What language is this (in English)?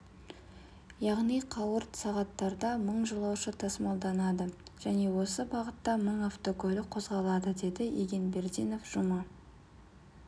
Kazakh